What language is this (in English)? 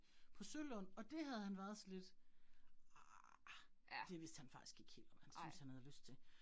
Danish